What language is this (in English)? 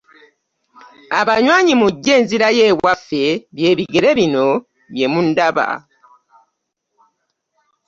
Ganda